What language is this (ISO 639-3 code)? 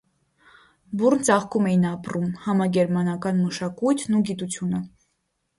hye